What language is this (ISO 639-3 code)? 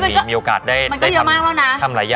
tha